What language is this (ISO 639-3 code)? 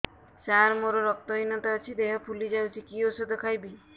ori